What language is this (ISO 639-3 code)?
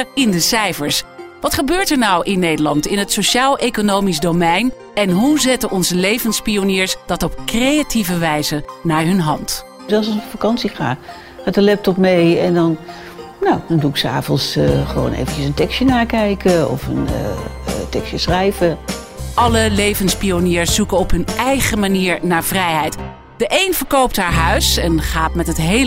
nld